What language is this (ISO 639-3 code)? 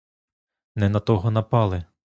ukr